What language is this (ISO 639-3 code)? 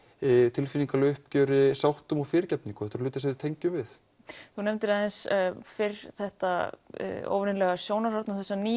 isl